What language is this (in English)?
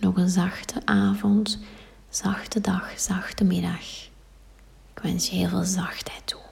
Dutch